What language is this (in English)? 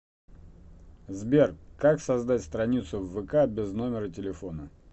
Russian